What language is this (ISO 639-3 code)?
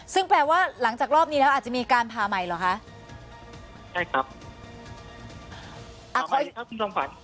tha